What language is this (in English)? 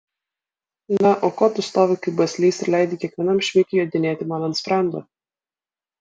Lithuanian